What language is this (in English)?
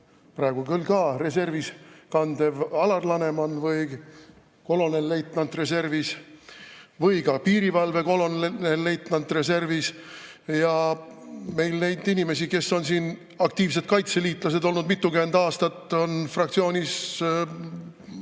Estonian